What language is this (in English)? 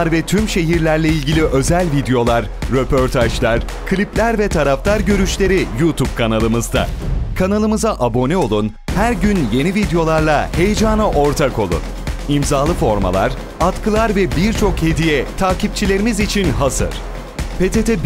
Turkish